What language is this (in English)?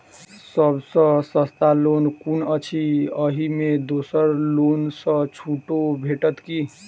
Maithili